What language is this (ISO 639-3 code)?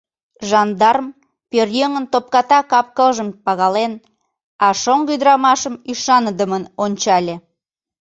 chm